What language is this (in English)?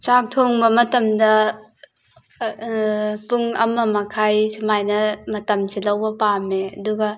Manipuri